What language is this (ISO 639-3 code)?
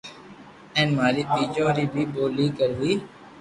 lrk